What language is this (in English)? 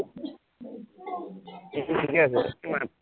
Assamese